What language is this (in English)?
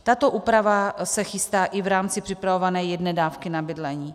Czech